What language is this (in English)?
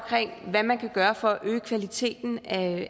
Danish